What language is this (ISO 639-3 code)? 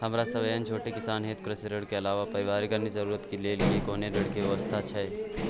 mai